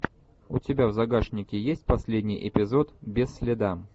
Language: Russian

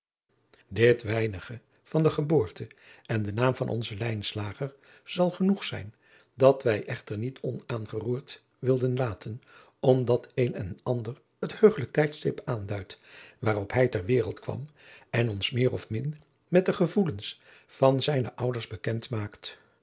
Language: Dutch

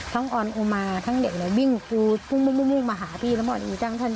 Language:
Thai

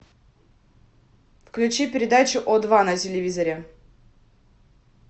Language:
Russian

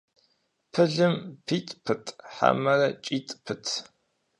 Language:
Kabardian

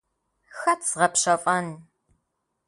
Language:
Kabardian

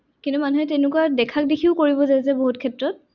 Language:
Assamese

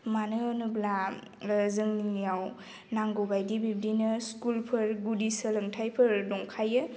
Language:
Bodo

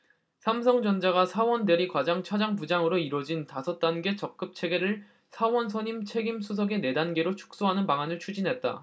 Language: Korean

